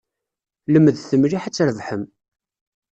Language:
Kabyle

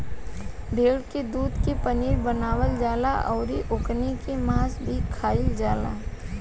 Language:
Bhojpuri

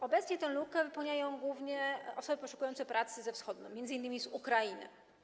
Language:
Polish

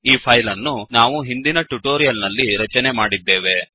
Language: Kannada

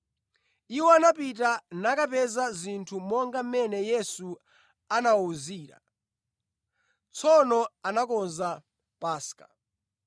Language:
Nyanja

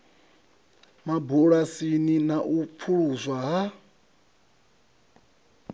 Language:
Venda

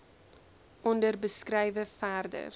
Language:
Afrikaans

